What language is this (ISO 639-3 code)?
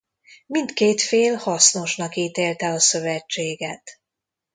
hun